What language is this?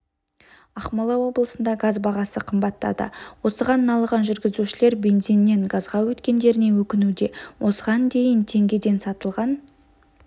Kazakh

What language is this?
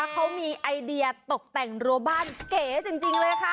Thai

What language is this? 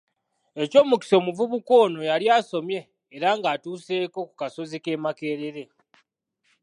Ganda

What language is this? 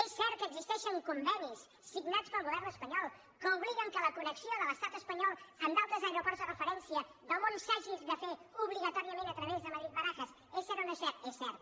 Catalan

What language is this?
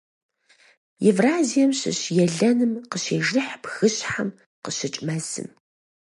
Kabardian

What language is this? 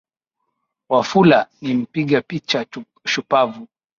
Swahili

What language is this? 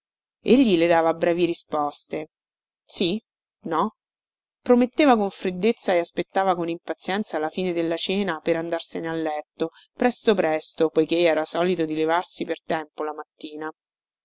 Italian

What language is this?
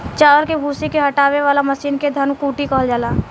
Bhojpuri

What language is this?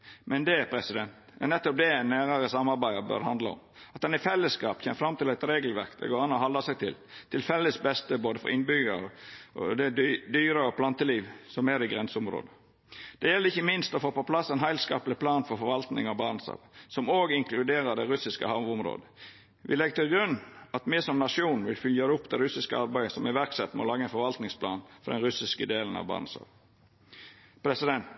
Norwegian Nynorsk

